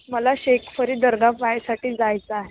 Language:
Marathi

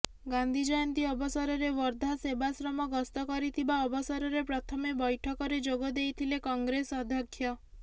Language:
Odia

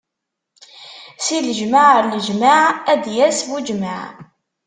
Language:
Kabyle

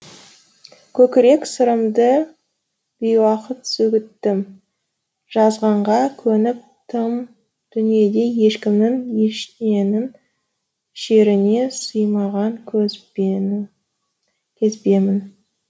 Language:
Kazakh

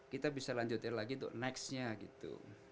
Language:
Indonesian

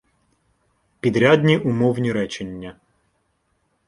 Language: Ukrainian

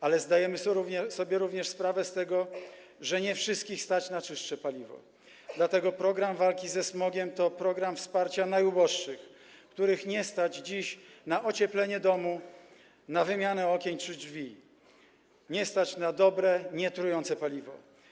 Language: Polish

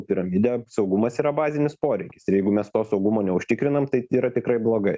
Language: Lithuanian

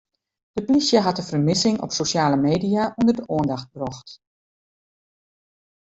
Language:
Western Frisian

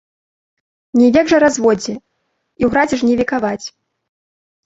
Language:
Belarusian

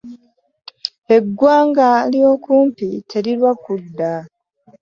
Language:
Ganda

